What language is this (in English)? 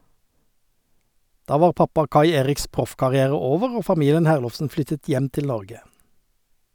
Norwegian